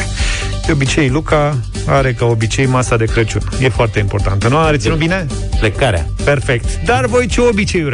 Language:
Romanian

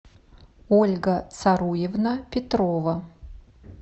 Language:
Russian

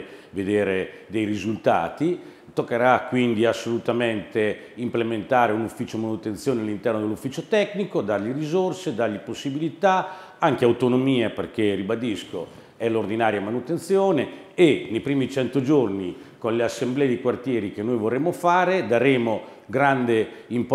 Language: Italian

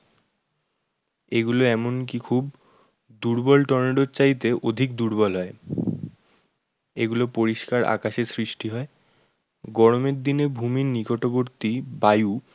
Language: Bangla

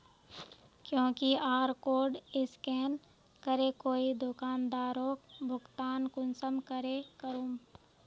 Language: Magahi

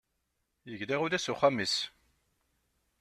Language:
Kabyle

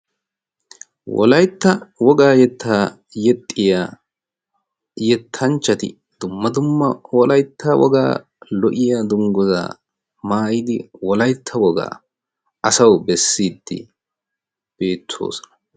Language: Wolaytta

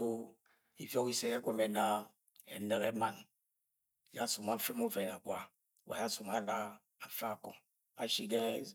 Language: Agwagwune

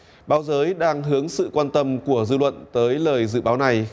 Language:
Vietnamese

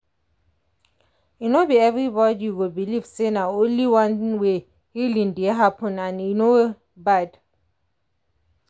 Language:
Nigerian Pidgin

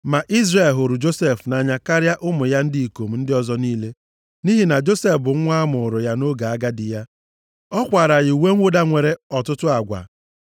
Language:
Igbo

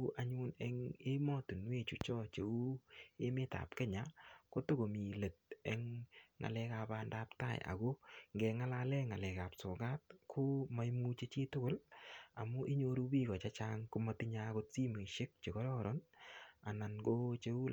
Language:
Kalenjin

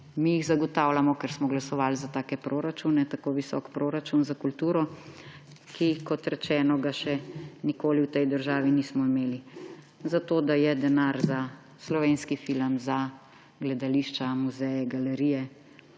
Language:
Slovenian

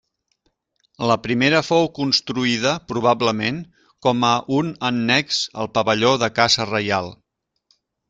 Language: Catalan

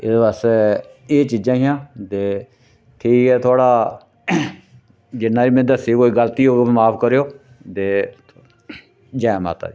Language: Dogri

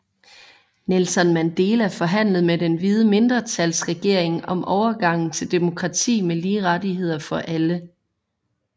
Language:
Danish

